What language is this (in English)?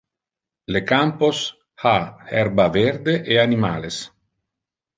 Interlingua